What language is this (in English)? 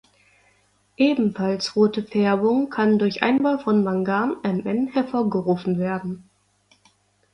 German